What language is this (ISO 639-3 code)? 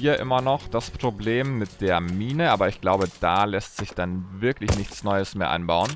deu